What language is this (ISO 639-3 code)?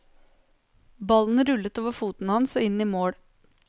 nor